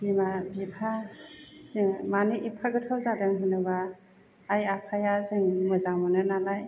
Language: Bodo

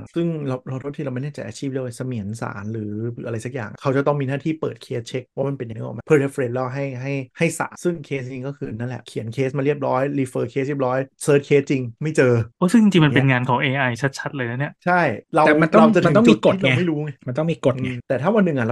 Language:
Thai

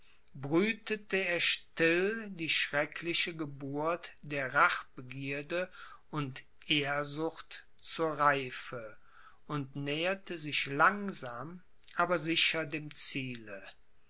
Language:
German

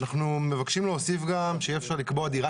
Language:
Hebrew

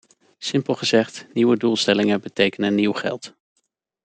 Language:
Dutch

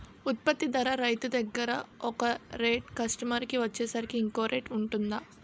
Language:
Telugu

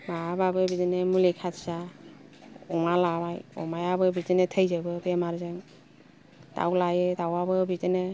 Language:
Bodo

